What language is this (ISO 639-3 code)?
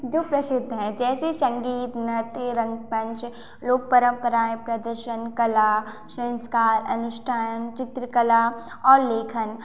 hin